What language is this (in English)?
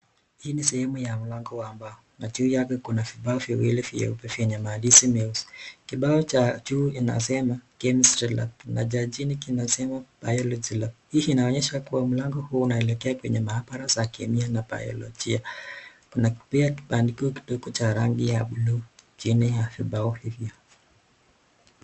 Swahili